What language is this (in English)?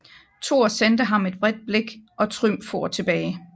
Danish